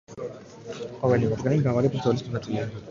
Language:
Georgian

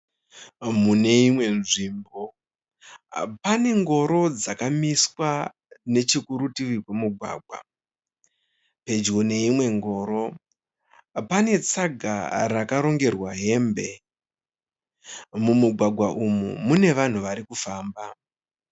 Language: Shona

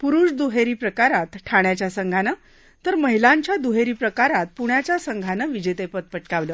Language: Marathi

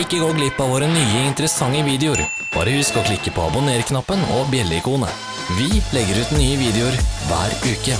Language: Norwegian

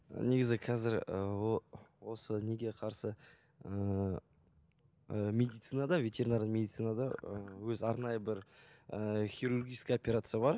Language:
Kazakh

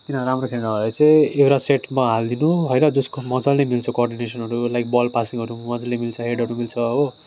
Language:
Nepali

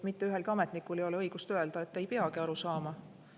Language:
Estonian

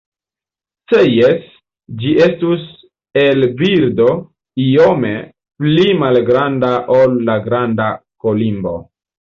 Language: Esperanto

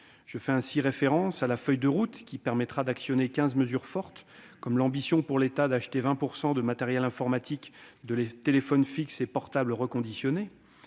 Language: French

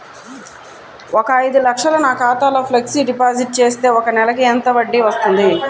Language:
Telugu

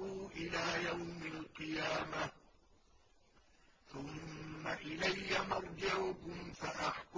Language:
Arabic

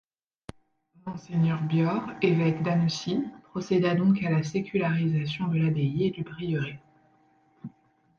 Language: French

